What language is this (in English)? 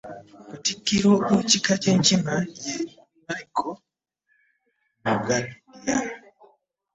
Ganda